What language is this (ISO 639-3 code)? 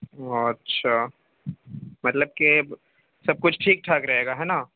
urd